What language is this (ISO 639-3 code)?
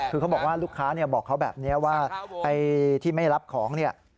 tha